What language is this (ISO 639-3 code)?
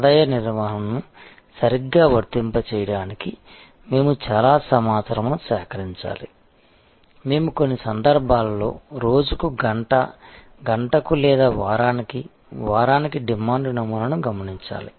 tel